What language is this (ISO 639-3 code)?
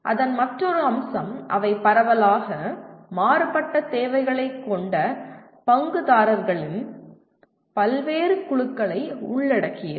tam